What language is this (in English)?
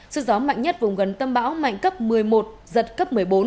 Vietnamese